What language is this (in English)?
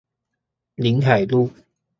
Chinese